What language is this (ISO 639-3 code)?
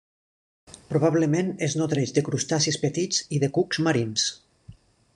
cat